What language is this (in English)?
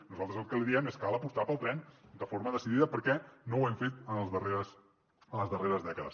Catalan